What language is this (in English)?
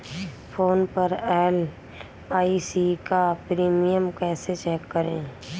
Hindi